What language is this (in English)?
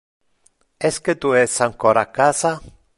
Interlingua